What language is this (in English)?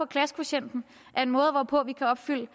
Danish